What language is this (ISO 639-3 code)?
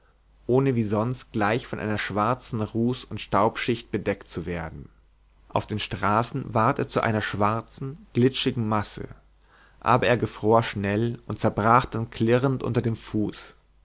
deu